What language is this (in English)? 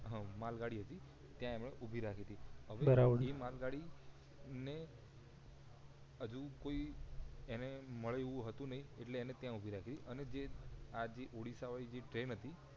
Gujarati